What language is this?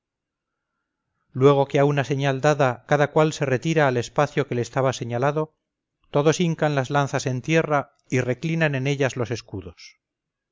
Spanish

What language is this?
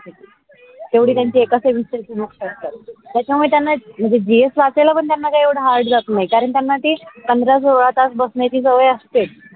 Marathi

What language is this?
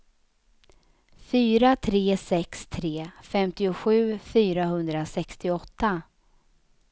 Swedish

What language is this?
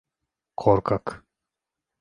Turkish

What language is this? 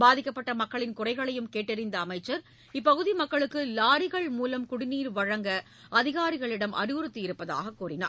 Tamil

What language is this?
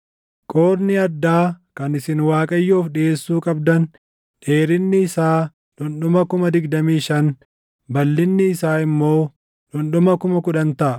Oromo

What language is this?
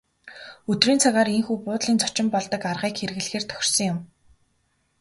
Mongolian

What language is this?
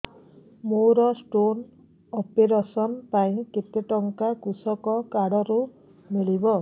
Odia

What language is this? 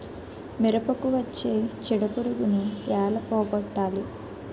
Telugu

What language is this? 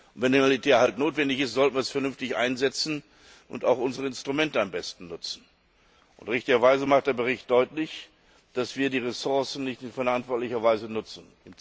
German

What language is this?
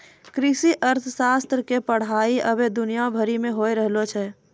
Maithili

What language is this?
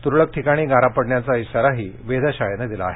Marathi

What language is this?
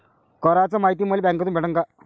Marathi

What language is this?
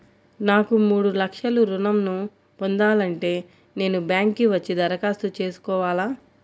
Telugu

